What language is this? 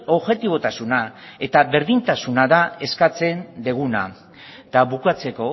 Basque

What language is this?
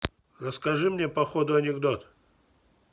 Russian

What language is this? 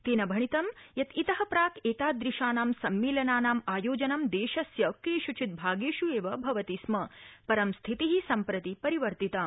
Sanskrit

